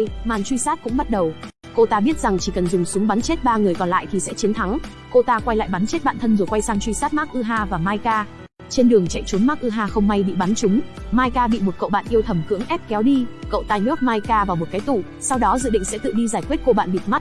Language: Vietnamese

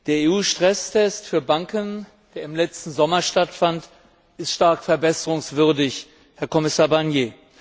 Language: German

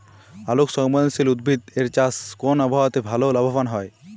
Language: Bangla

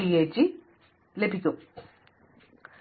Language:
Malayalam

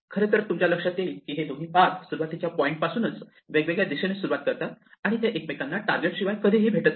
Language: Marathi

